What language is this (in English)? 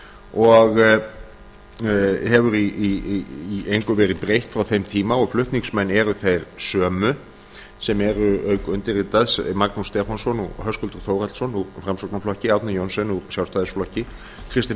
Icelandic